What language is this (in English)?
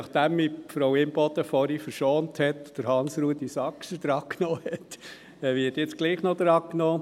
Swiss German